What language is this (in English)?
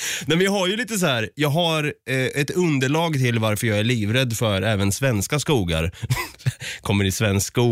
Swedish